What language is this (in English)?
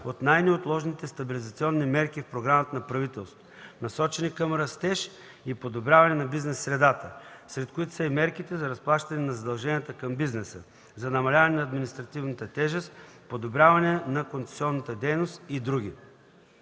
Bulgarian